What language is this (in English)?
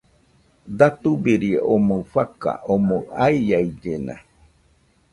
Nüpode Huitoto